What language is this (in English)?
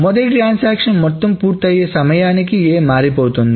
Telugu